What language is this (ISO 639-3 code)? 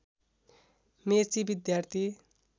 nep